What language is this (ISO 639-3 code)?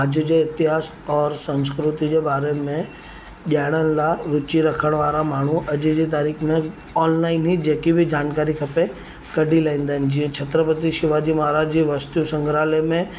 snd